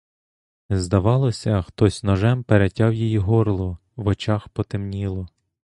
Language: Ukrainian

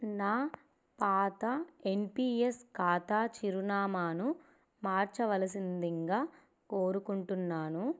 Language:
Telugu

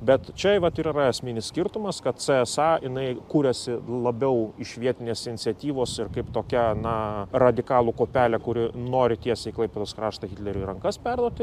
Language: Lithuanian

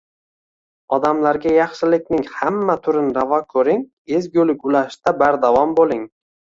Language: Uzbek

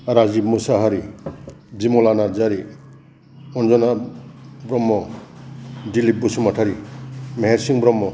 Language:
Bodo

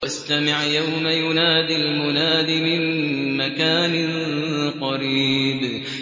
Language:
Arabic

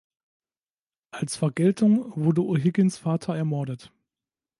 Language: German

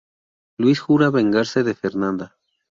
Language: Spanish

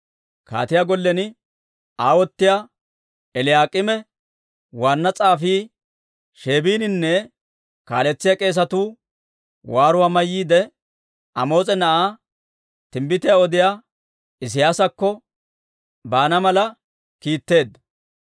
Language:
Dawro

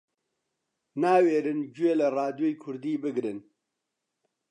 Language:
Central Kurdish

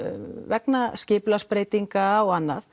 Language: Icelandic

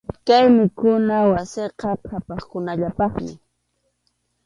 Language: Arequipa-La Unión Quechua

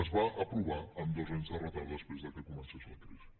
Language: Catalan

